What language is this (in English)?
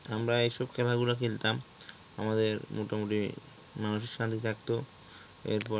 Bangla